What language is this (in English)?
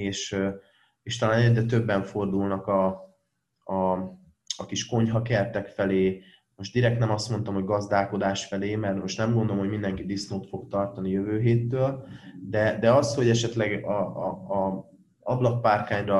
Hungarian